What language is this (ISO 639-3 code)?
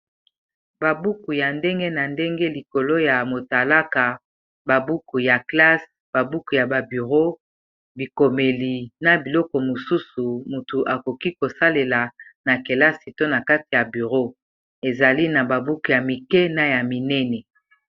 lin